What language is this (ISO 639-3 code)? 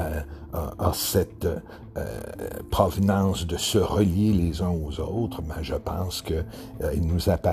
fra